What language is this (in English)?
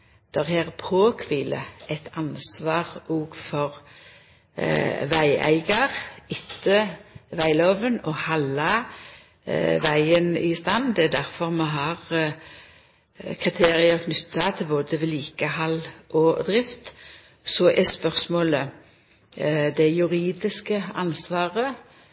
Norwegian Nynorsk